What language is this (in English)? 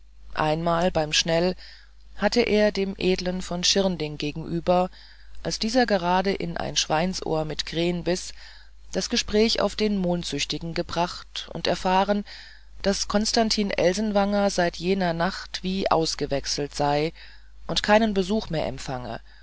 German